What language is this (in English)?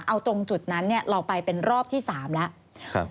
Thai